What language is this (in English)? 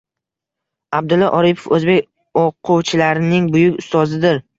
Uzbek